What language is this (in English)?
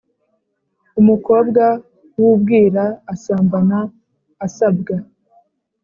Kinyarwanda